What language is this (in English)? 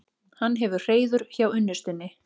Icelandic